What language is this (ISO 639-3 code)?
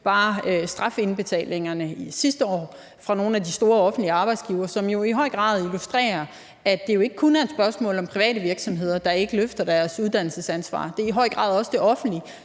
dan